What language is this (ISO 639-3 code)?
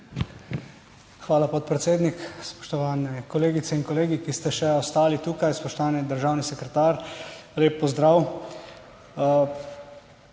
slv